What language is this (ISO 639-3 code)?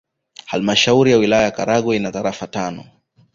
swa